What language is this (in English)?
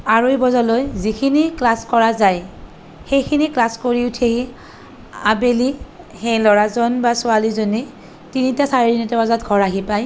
Assamese